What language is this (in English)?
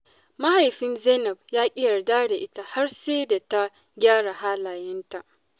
Hausa